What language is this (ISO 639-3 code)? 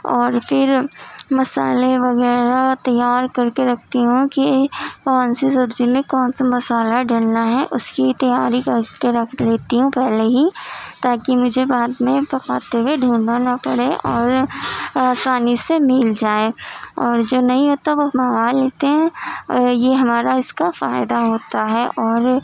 urd